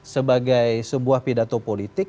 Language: Indonesian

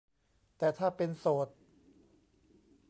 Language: Thai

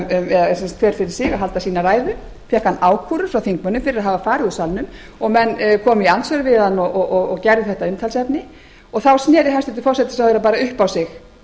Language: Icelandic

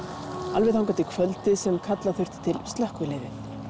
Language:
Icelandic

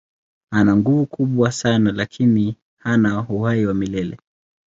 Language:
Swahili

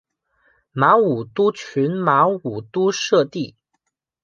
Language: Chinese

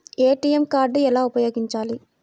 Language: Telugu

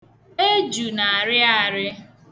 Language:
Igbo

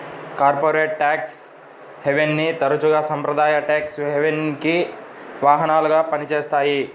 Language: Telugu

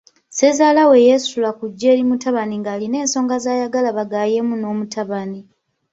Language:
Ganda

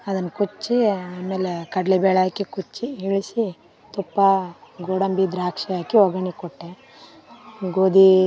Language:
Kannada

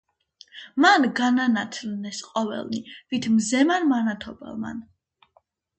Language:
Georgian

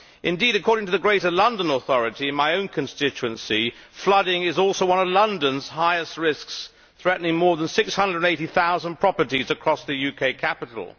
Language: English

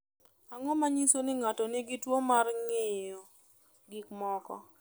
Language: Luo (Kenya and Tanzania)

